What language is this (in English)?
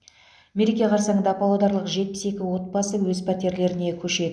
Kazakh